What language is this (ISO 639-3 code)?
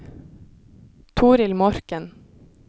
nor